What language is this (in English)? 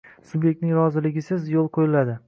Uzbek